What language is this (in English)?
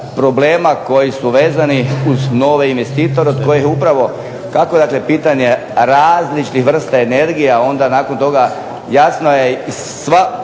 Croatian